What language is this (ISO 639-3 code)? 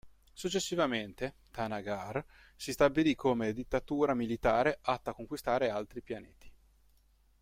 ita